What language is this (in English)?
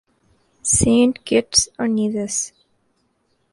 Urdu